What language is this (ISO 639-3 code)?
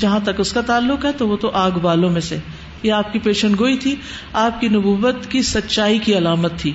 urd